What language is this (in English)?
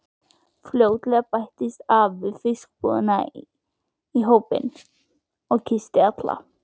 Icelandic